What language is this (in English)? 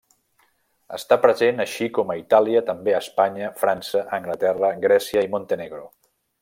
Catalan